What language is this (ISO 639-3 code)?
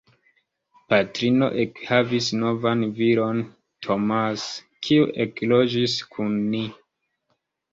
epo